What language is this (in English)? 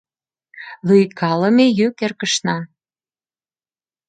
Mari